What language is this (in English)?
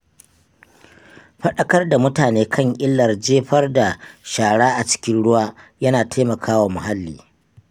Hausa